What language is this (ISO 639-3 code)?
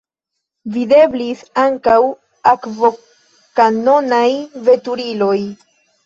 epo